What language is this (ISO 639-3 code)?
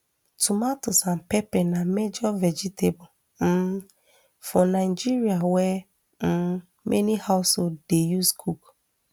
pcm